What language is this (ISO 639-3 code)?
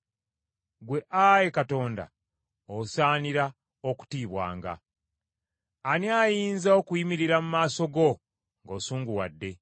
lug